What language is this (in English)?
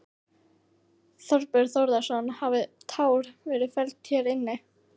Icelandic